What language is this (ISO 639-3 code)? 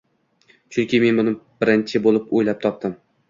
uzb